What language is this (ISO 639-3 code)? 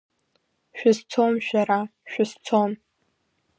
abk